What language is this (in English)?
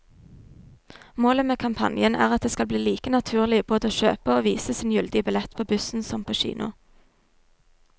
Norwegian